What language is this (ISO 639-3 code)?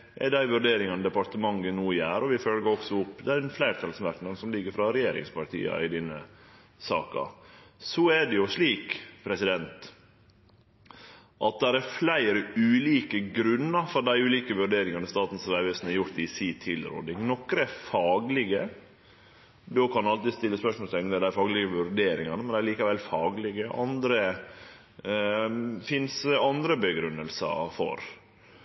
nno